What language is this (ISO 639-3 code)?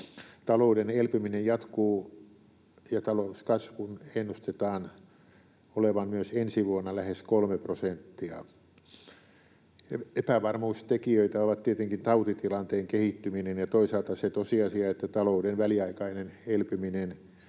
fin